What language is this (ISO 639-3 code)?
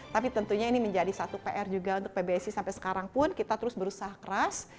ind